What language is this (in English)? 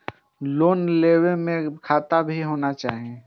Maithili